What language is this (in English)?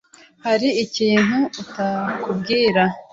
Kinyarwanda